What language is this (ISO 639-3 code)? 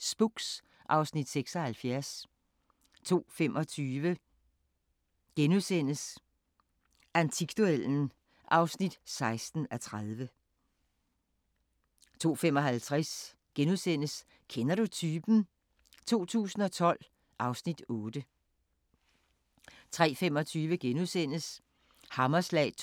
dan